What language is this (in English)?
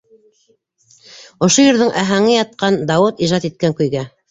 Bashkir